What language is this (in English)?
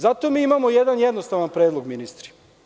Serbian